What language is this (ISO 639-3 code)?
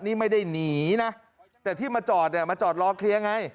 tha